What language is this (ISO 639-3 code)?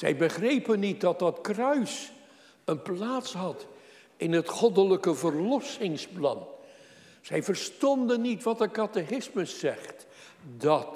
nld